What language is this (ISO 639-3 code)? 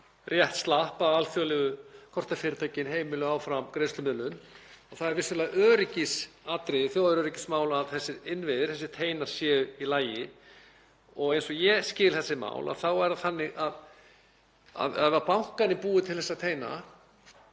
isl